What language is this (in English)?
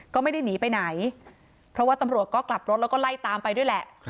Thai